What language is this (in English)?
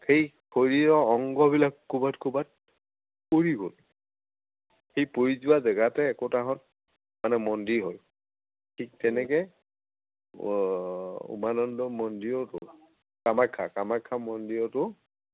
Assamese